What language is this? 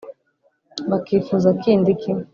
Kinyarwanda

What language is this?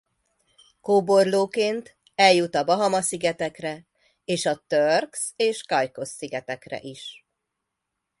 Hungarian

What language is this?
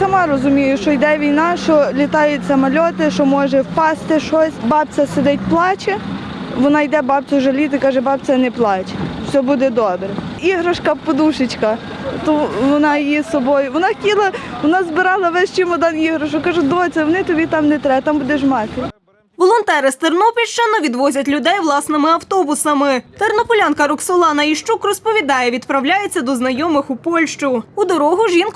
Ukrainian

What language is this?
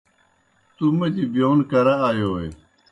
Kohistani Shina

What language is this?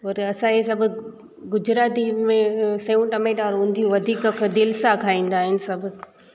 Sindhi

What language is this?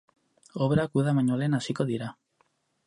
Basque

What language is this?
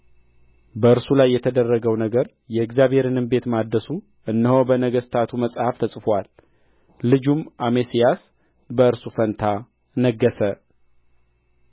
Amharic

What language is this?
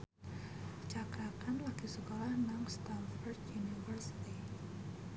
Javanese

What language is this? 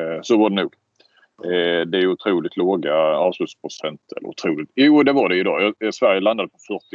Swedish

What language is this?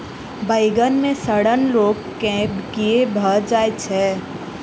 Maithili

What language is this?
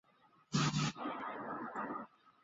Chinese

